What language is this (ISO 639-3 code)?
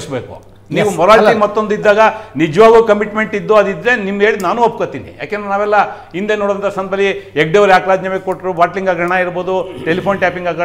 kan